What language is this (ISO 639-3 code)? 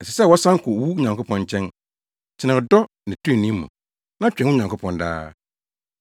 aka